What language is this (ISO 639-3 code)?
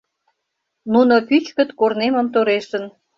chm